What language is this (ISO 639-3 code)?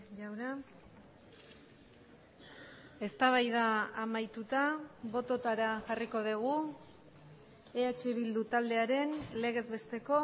eus